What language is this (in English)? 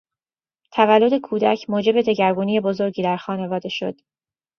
Persian